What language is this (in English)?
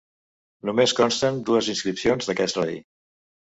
Catalan